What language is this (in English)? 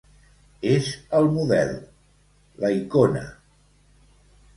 Catalan